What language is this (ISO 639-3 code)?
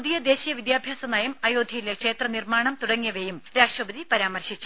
mal